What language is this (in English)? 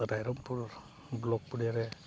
Santali